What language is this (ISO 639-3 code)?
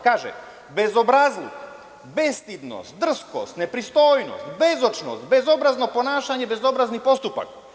srp